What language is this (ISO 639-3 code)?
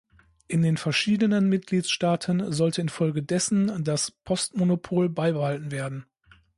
deu